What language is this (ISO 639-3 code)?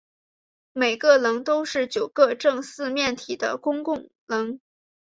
zho